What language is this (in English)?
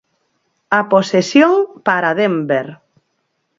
Galician